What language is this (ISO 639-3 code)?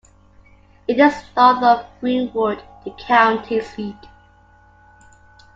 eng